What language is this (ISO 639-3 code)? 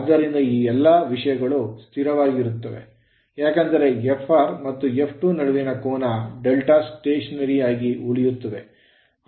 kan